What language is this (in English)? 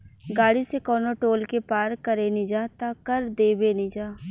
Bhojpuri